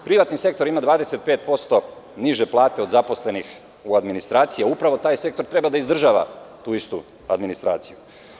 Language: Serbian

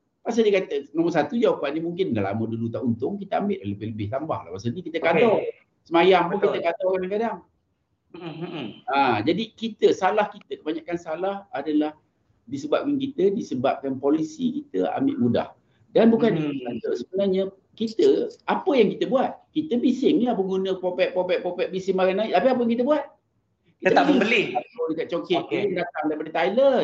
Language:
Malay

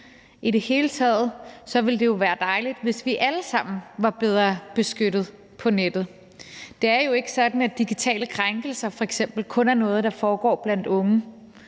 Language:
Danish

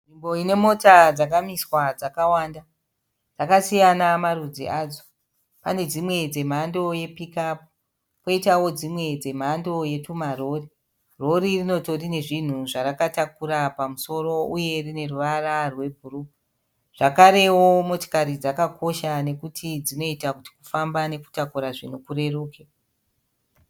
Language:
Shona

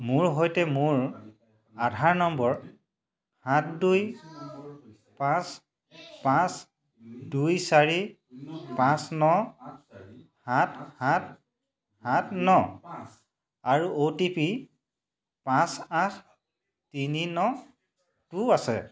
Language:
Assamese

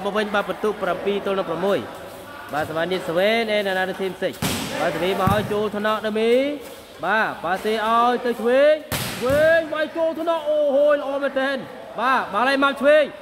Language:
Thai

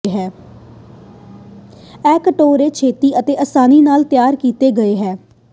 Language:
Punjabi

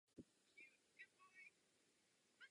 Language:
Czech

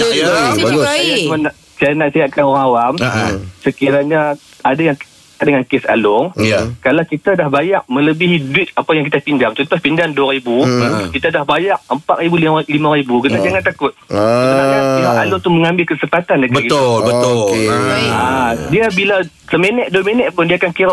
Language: Malay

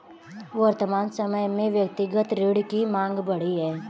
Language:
Hindi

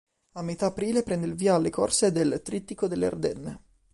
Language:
Italian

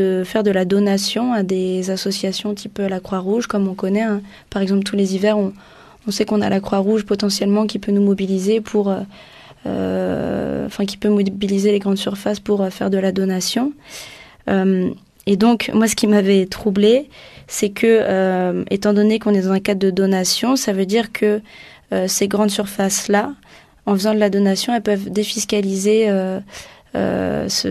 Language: French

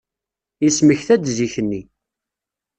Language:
Kabyle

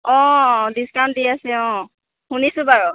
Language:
Assamese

